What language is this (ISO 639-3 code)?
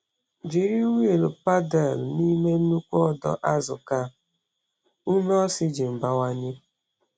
ibo